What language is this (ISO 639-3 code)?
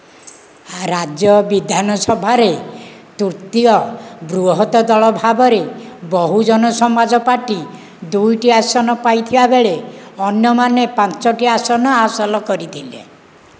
ori